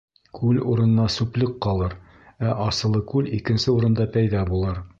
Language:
Bashkir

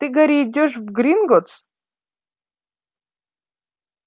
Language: Russian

